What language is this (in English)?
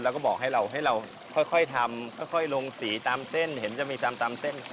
Thai